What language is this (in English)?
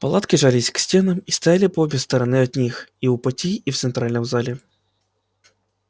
Russian